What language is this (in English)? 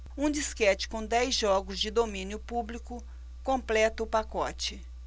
Portuguese